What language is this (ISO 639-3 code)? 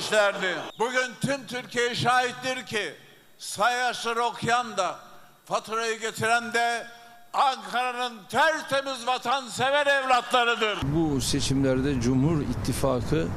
tur